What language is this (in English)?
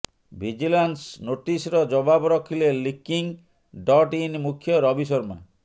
Odia